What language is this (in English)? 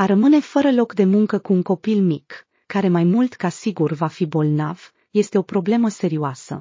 Romanian